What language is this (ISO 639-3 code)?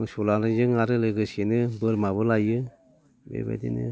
brx